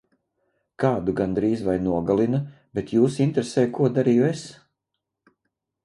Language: Latvian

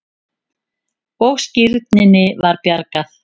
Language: Icelandic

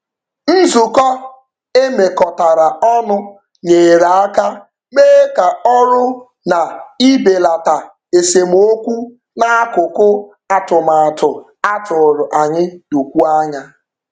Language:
Igbo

